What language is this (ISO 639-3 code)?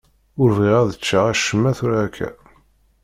kab